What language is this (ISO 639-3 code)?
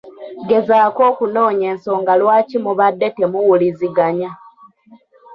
lug